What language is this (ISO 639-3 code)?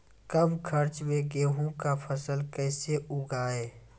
mai